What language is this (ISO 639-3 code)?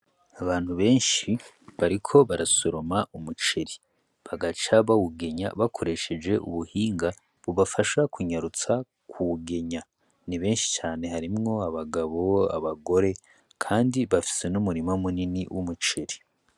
run